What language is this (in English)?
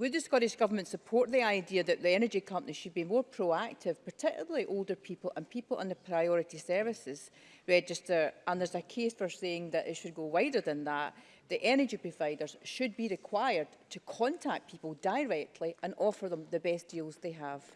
English